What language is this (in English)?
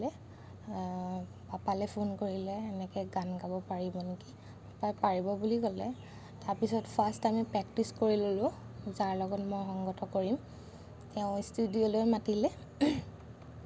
Assamese